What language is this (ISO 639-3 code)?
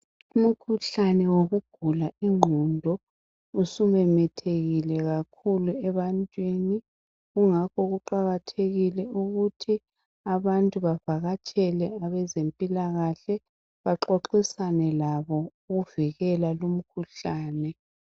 nde